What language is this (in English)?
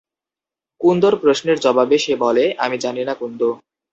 Bangla